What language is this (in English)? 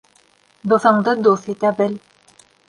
Bashkir